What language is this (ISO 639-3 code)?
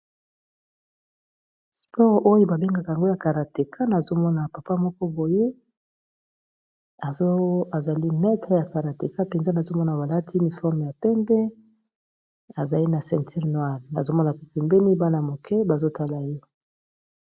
lin